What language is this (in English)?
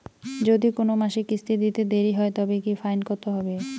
Bangla